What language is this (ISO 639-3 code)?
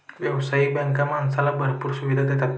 mar